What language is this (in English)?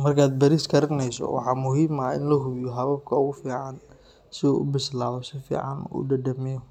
Somali